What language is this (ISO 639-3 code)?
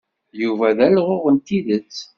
kab